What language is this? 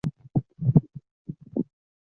Chinese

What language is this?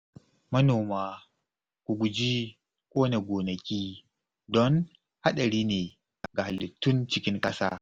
Hausa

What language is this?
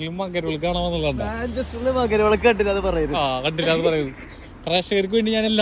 English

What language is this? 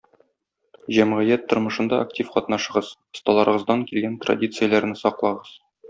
Tatar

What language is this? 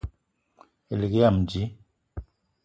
Eton (Cameroon)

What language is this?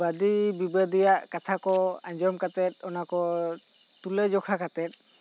Santali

